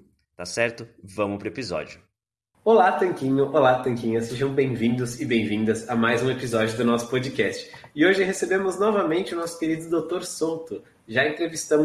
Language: Portuguese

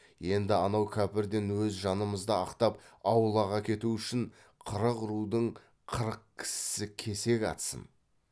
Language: Kazakh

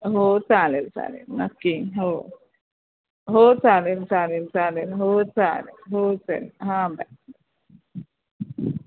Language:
Marathi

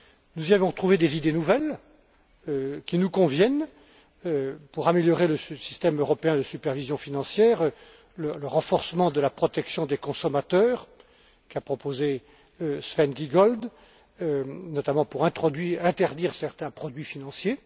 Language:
French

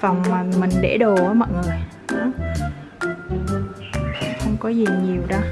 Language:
Vietnamese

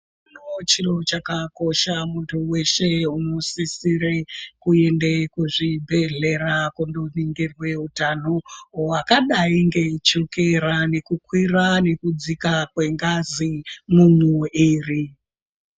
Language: Ndau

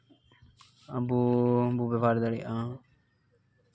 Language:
Santali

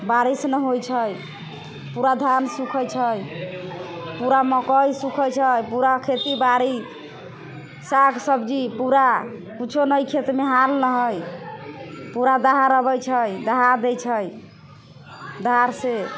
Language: Maithili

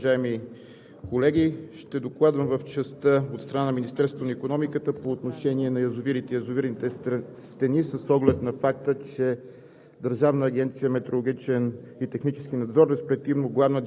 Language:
Bulgarian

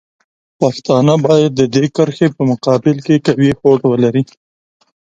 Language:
Pashto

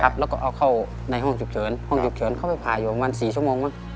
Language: Thai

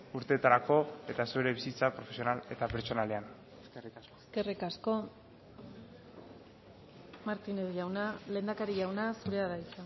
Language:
Basque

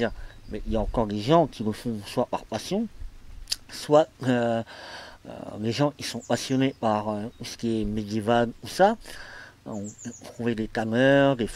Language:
French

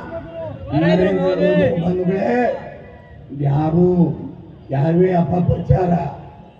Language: Kannada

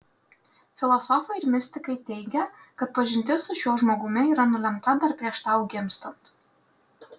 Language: Lithuanian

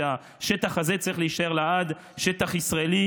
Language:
Hebrew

